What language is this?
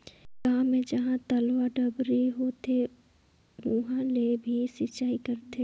Chhattisgarhi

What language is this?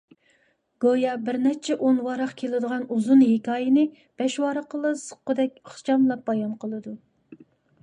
Uyghur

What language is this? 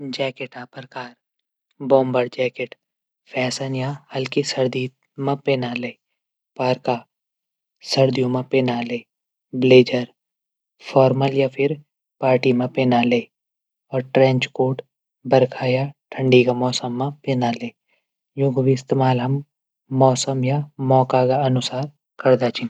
Garhwali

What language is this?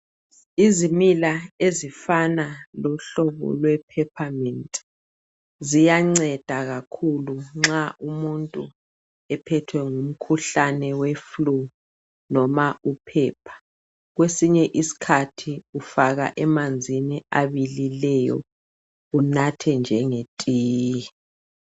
North Ndebele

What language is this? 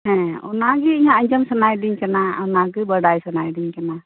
Santali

